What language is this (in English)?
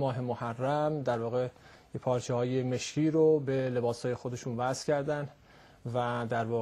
Persian